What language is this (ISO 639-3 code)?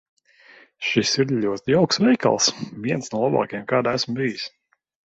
lav